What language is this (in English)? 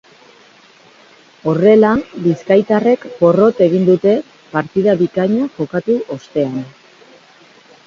Basque